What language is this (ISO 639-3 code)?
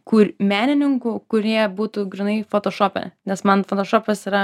lit